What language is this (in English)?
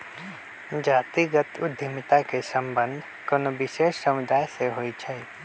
Magahi